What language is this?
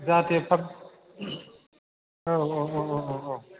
Bodo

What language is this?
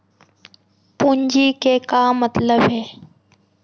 Chhattisgarhi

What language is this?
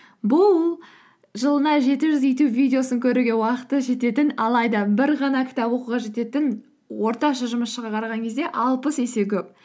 Kazakh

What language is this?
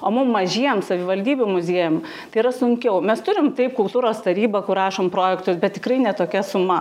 Lithuanian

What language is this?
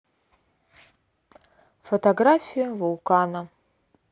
Russian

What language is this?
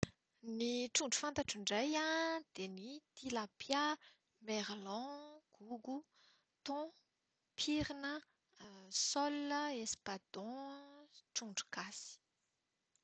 Malagasy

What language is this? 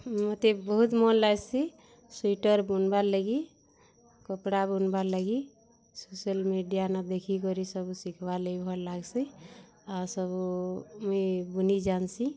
Odia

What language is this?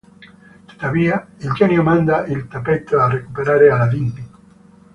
Italian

